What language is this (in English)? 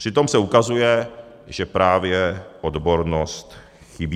Czech